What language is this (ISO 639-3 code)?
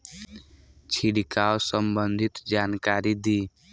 bho